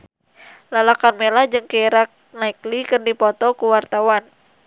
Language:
Sundanese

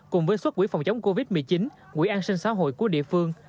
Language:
Vietnamese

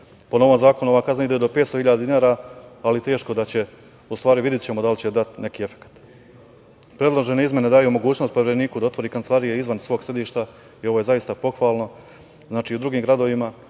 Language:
Serbian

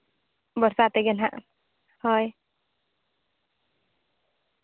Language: Santali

